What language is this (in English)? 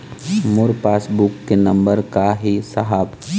Chhattisgarhi